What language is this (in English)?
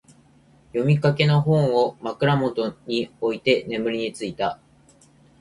Japanese